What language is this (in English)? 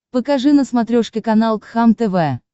Russian